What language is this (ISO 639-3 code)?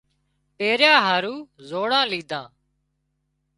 kxp